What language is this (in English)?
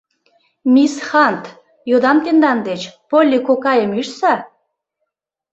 Mari